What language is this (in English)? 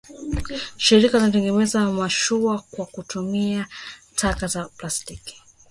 Swahili